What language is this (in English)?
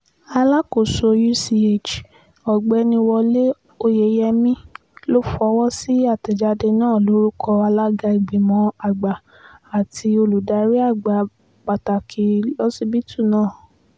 Yoruba